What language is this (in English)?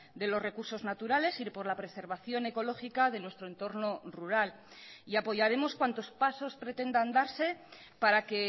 Spanish